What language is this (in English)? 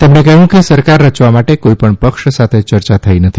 Gujarati